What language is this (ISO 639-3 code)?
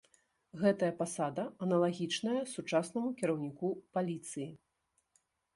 bel